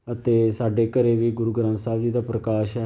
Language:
Punjabi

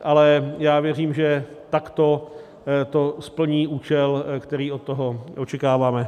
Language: Czech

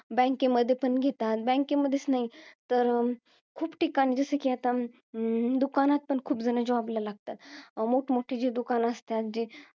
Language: Marathi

